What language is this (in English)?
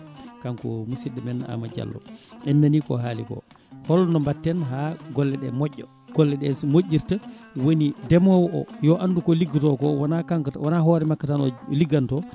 Fula